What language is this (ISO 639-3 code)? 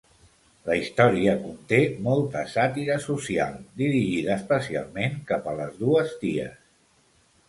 cat